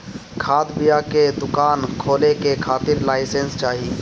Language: Bhojpuri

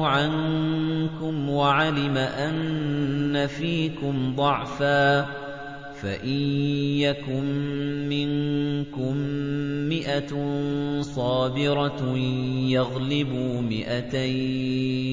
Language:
Arabic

